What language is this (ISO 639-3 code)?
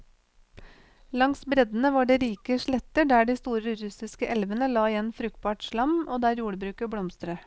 nor